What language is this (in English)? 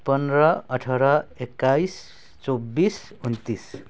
Nepali